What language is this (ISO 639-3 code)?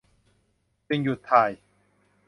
tha